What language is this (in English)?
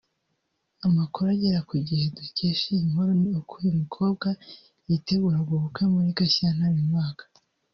Kinyarwanda